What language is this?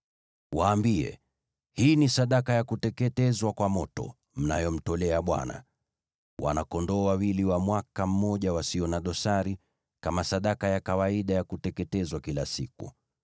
Swahili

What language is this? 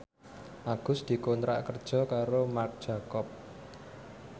Javanese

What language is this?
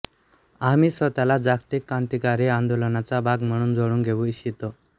Marathi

